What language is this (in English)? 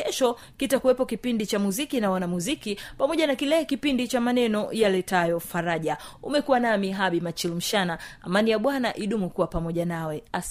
Swahili